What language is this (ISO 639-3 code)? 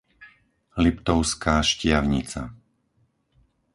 slk